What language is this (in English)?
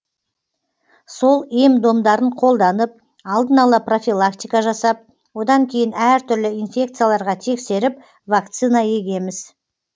Kazakh